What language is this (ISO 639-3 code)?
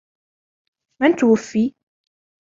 ara